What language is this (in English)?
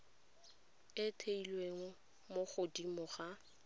Tswana